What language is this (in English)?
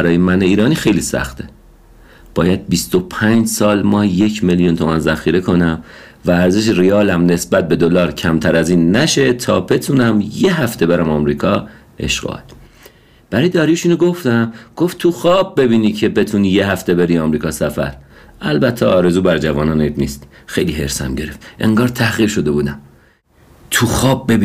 Persian